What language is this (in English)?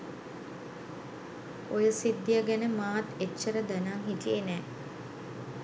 Sinhala